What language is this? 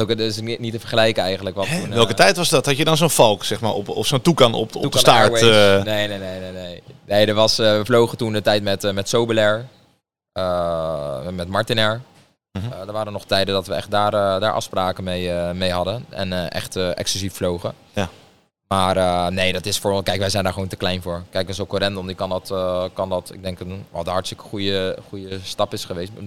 Dutch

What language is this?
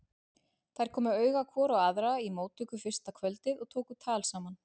Icelandic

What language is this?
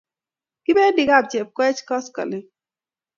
Kalenjin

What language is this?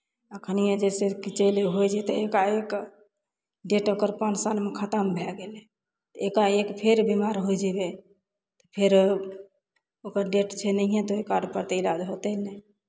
Maithili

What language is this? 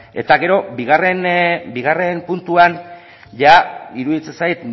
Basque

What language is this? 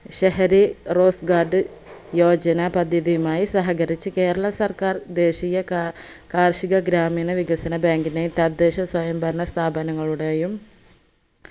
Malayalam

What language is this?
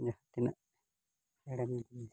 Santali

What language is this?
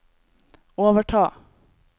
Norwegian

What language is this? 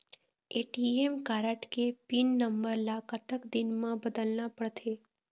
Chhattisgarhi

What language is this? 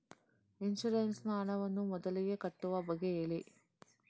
Kannada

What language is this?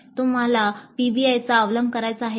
Marathi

